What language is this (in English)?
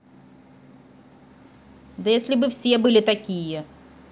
Russian